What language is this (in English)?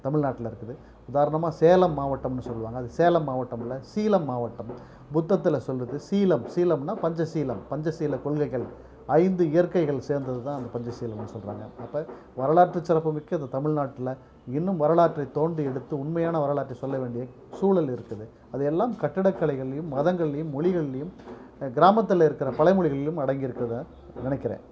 Tamil